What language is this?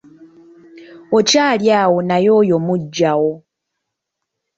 Ganda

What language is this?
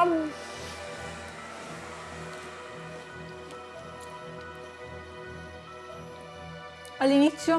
Italian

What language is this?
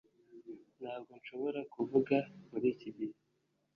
Kinyarwanda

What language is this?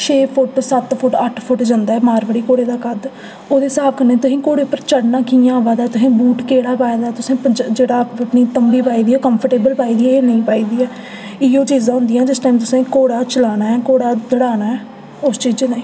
Dogri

